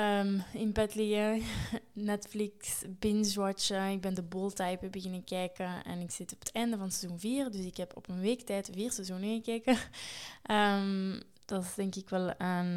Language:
Dutch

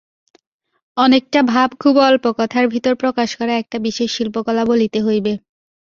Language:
Bangla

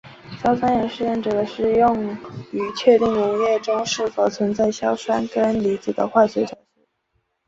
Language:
Chinese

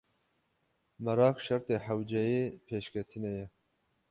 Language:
Kurdish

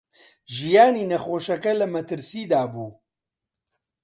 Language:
Central Kurdish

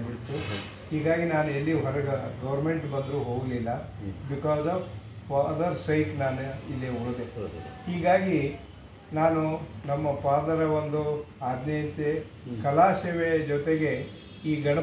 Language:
Arabic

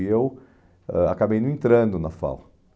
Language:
Portuguese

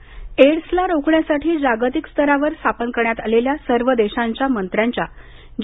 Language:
Marathi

